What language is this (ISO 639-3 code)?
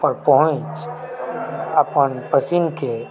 mai